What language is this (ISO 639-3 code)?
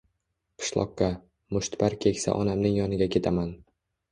uzb